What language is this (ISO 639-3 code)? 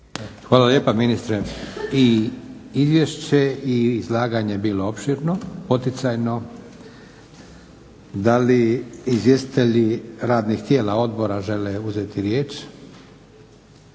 hrv